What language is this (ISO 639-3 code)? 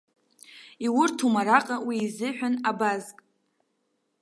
abk